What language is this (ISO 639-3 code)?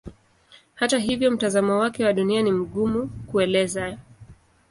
swa